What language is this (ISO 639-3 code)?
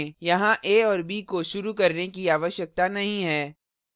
hin